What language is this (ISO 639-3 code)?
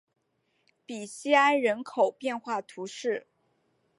zho